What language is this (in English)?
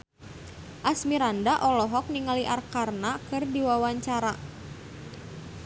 Sundanese